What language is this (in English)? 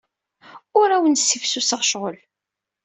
Kabyle